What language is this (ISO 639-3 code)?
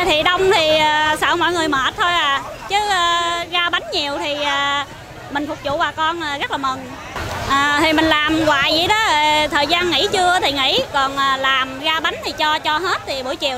vie